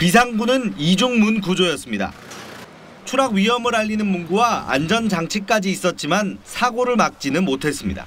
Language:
Korean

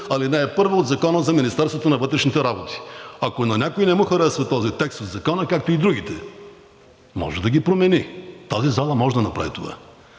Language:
Bulgarian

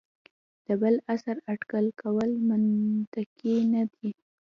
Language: Pashto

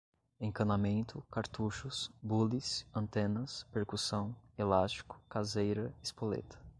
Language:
Portuguese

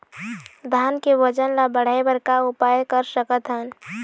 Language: Chhattisgarhi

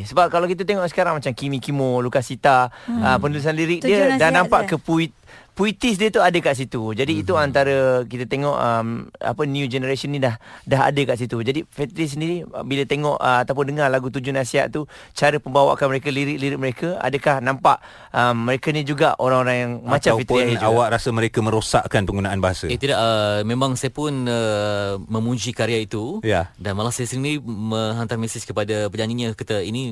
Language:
Malay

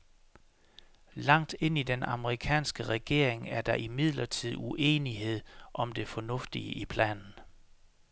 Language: Danish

